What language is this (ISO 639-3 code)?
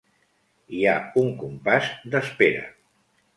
cat